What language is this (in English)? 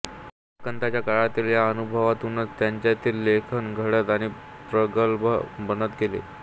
Marathi